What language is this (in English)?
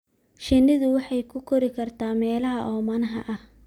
Somali